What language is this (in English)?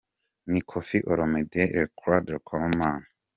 Kinyarwanda